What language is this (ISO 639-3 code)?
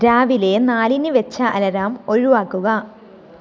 mal